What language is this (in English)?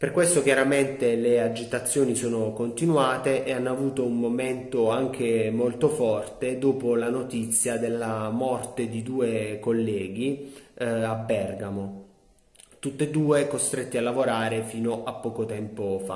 Italian